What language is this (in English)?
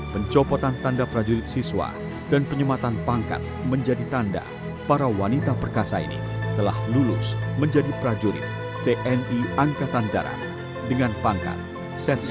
Indonesian